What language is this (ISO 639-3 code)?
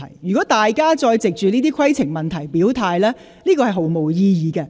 yue